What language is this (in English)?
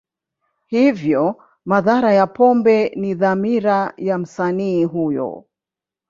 Swahili